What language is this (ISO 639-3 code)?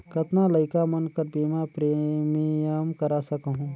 hne